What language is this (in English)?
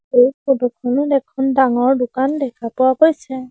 Assamese